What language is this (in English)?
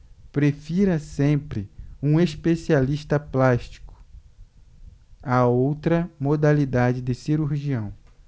Portuguese